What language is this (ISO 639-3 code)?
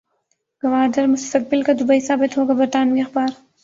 urd